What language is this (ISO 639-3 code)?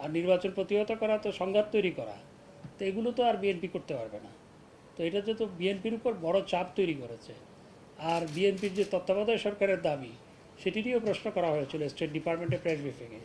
ron